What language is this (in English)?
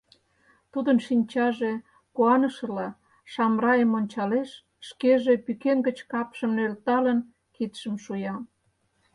Mari